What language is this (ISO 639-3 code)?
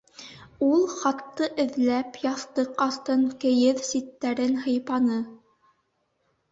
bak